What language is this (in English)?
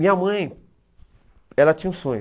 Portuguese